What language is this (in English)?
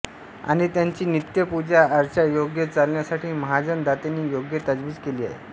Marathi